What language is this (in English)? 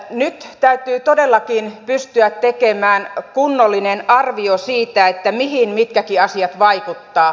Finnish